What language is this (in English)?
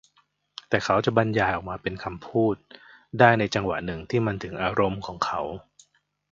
Thai